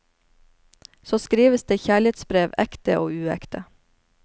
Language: Norwegian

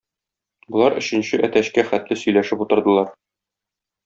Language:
Tatar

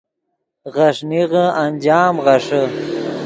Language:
Yidgha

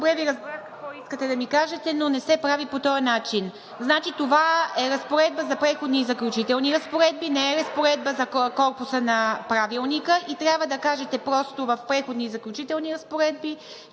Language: Bulgarian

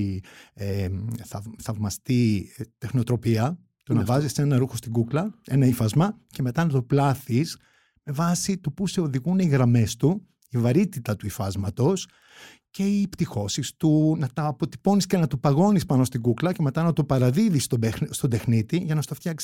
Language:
Greek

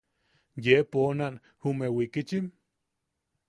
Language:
Yaqui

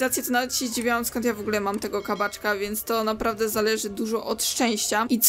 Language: Polish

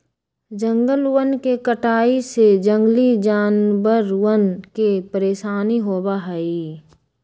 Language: Magahi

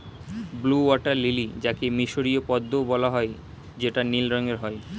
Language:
Bangla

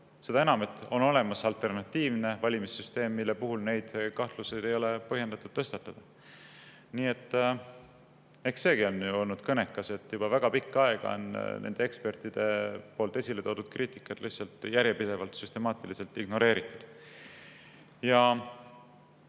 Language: Estonian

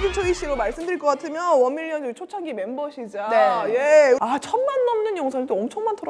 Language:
Korean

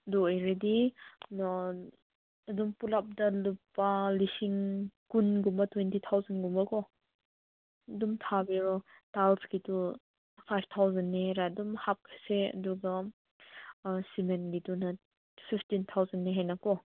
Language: Manipuri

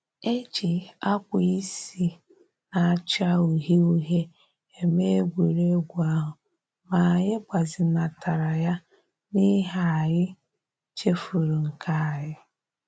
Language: Igbo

